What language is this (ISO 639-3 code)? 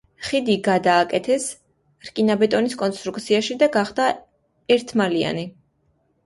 kat